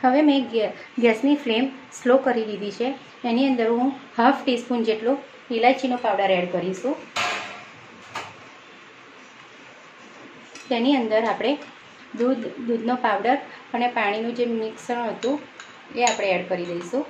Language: Hindi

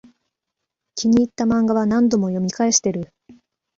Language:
Japanese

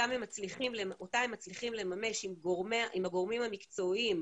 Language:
Hebrew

